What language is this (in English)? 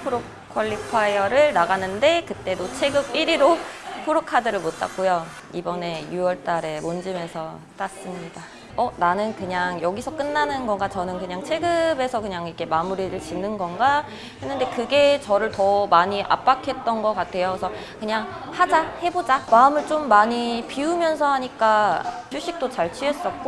Korean